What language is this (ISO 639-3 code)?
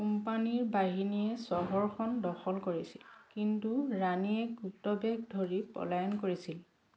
asm